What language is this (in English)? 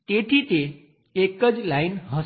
Gujarati